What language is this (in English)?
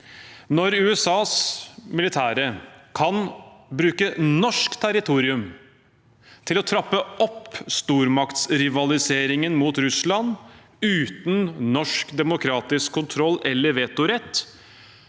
Norwegian